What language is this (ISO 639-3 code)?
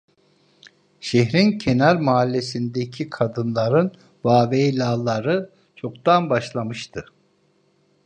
tur